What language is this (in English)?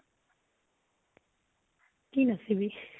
Assamese